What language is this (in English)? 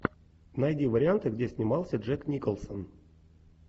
Russian